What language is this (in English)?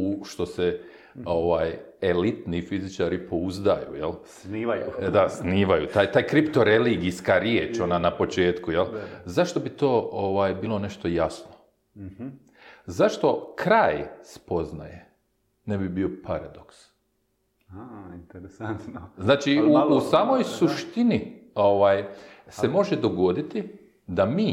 Croatian